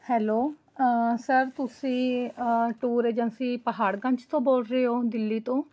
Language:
Punjabi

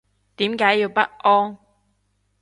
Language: Cantonese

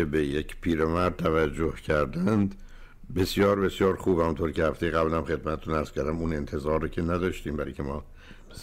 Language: Persian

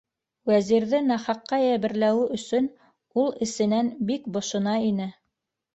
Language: Bashkir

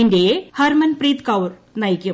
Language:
Malayalam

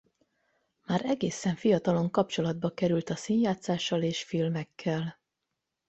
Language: Hungarian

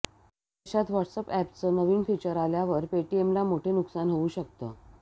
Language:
Marathi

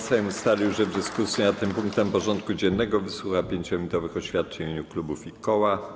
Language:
Polish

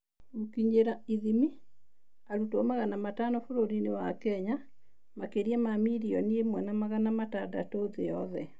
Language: Kikuyu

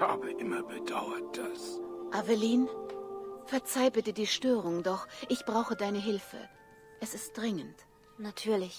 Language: German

